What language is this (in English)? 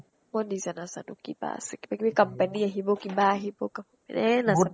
Assamese